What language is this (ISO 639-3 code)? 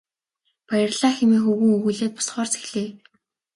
mon